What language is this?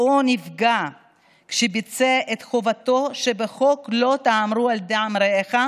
Hebrew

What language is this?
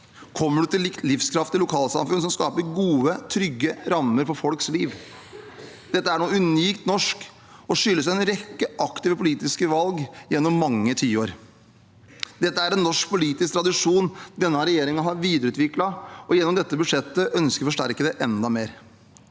Norwegian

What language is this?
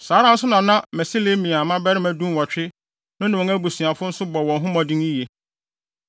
Akan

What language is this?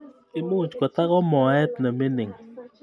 Kalenjin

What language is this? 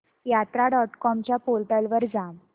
Marathi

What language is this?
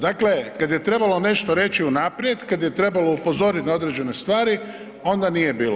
Croatian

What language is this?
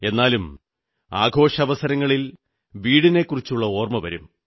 Malayalam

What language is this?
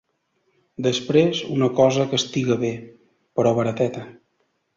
Catalan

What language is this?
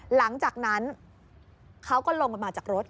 Thai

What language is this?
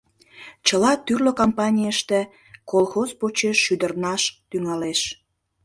Mari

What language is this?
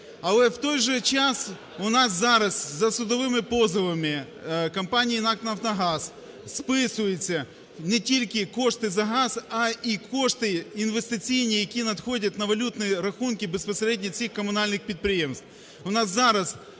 Ukrainian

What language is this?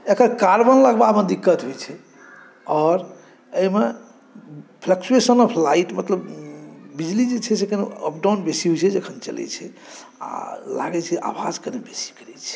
Maithili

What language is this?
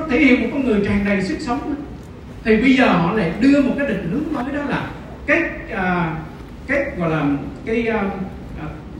Vietnamese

